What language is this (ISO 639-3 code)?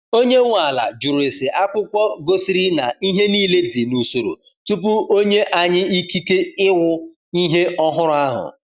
ibo